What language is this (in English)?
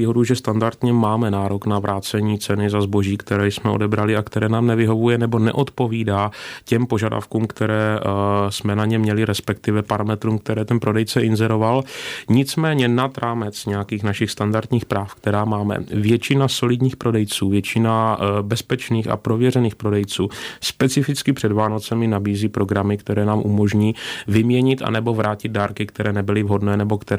Czech